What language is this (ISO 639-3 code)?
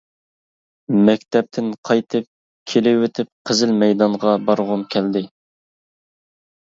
uig